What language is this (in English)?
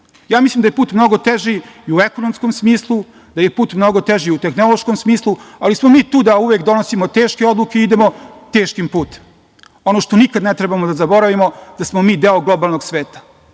Serbian